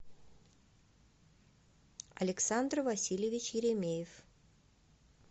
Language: Russian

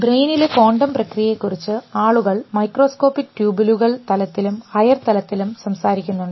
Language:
Malayalam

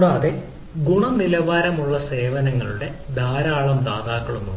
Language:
Malayalam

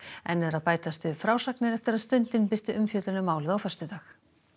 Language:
Icelandic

